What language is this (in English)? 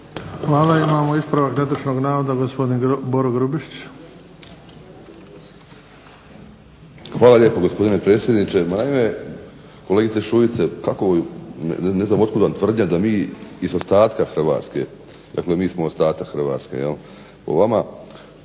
Croatian